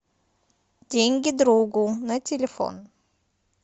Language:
Russian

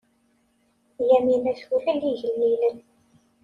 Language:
Kabyle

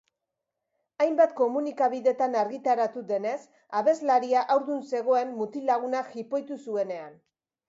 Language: Basque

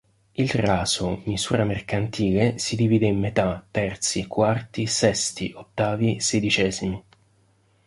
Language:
Italian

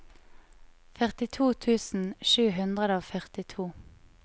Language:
Norwegian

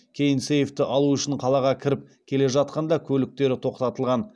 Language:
Kazakh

